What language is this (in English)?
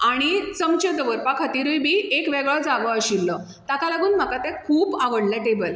Konkani